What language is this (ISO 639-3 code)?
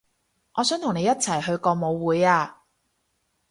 yue